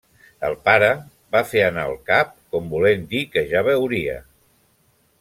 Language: Catalan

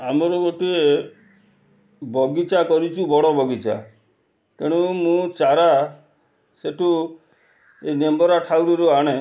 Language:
Odia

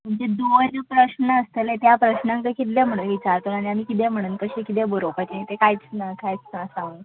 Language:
Konkani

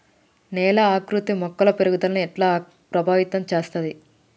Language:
Telugu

